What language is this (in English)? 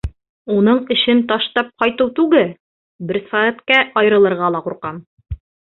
Bashkir